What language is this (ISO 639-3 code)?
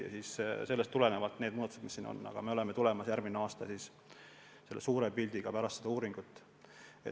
est